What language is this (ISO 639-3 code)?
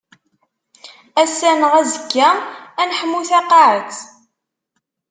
kab